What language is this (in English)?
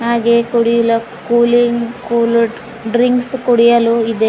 Kannada